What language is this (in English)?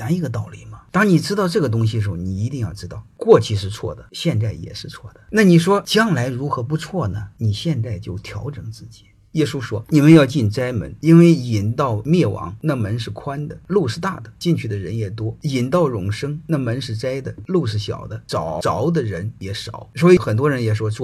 Chinese